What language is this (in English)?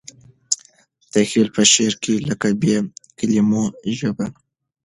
Pashto